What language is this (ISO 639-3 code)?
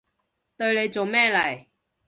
yue